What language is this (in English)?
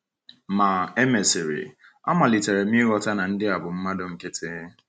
Igbo